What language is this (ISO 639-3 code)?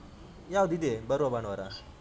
kan